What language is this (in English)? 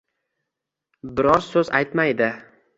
Uzbek